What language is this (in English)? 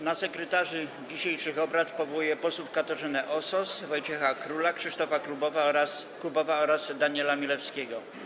Polish